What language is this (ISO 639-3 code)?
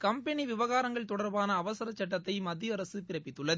tam